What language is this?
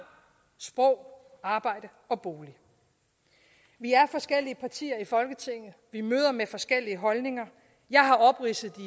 Danish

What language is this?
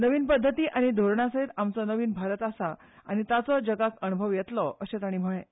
Konkani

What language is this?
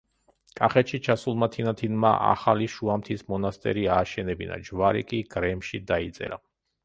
Georgian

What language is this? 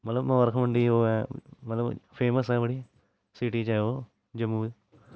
Dogri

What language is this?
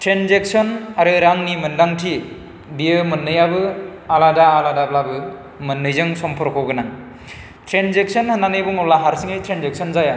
Bodo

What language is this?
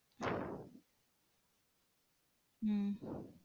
Tamil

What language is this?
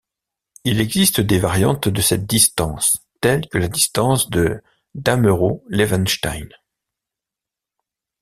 French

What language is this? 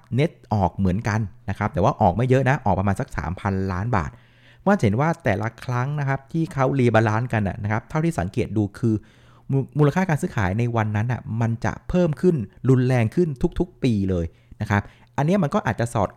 Thai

